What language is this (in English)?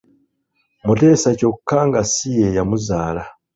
Ganda